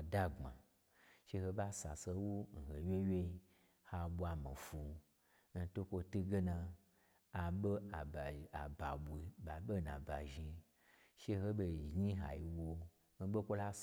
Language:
Gbagyi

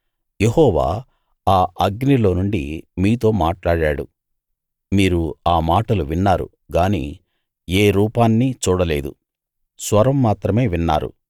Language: Telugu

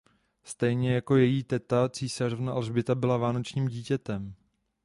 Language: Czech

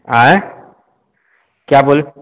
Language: Hindi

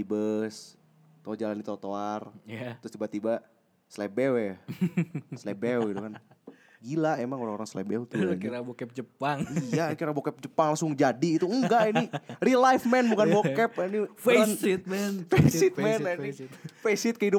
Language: Indonesian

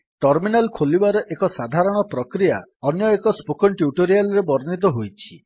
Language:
Odia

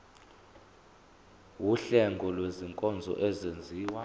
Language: Zulu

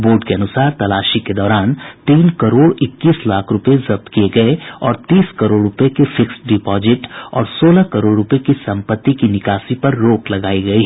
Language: Hindi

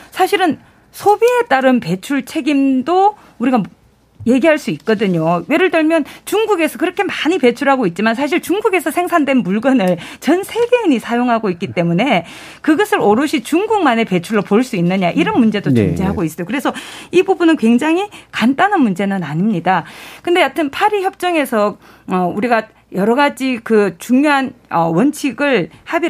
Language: Korean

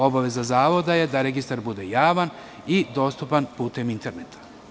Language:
Serbian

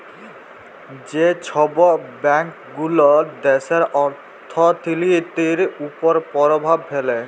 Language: Bangla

